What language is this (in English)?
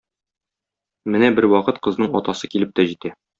Tatar